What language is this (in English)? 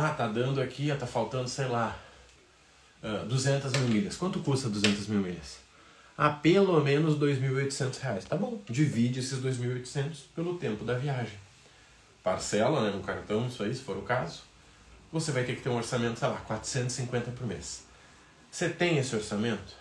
Portuguese